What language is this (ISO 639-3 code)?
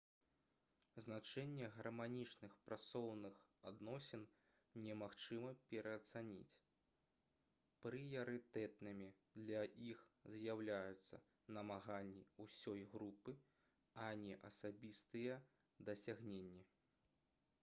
bel